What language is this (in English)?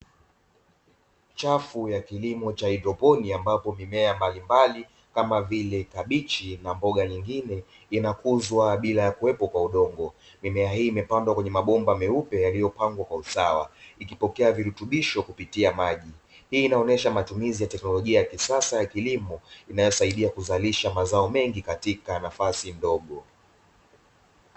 Swahili